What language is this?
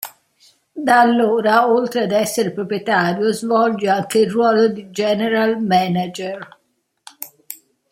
Italian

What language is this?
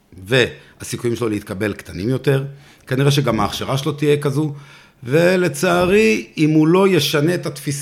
Hebrew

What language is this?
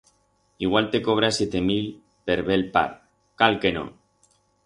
Aragonese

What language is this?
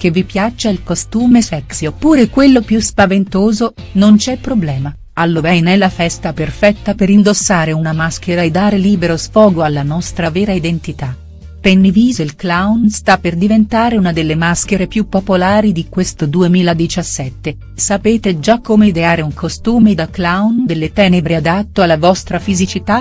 Italian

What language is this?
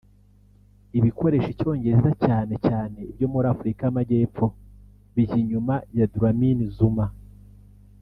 Kinyarwanda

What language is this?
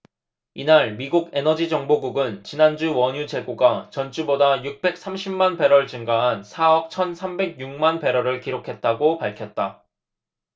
Korean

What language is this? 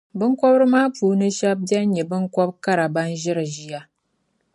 Dagbani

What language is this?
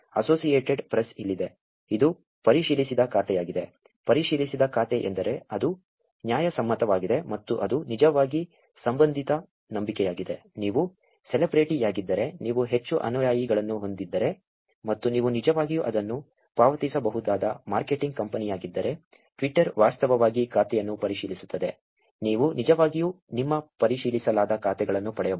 Kannada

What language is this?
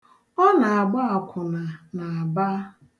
Igbo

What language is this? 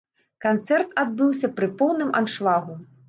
Belarusian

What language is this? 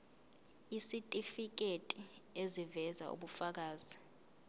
Zulu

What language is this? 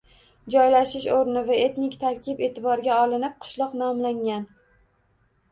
Uzbek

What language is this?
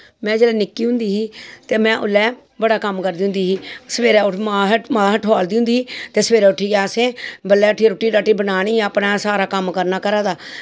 Dogri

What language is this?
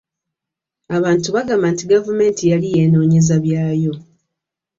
Ganda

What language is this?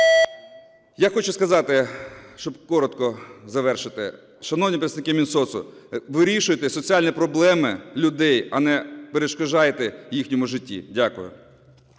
Ukrainian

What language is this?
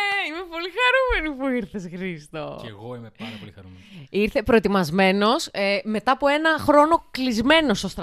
Greek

